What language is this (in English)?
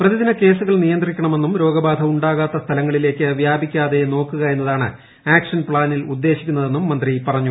Malayalam